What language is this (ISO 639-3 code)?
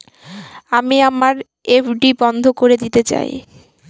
ben